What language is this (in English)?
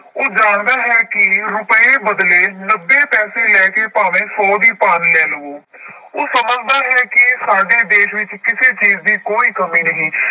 Punjabi